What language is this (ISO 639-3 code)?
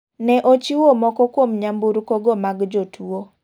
luo